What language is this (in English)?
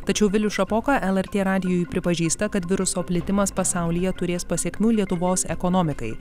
Lithuanian